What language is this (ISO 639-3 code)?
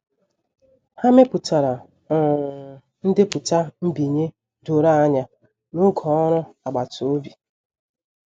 ibo